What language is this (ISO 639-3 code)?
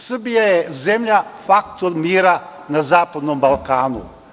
srp